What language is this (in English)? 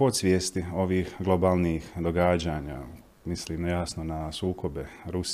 Croatian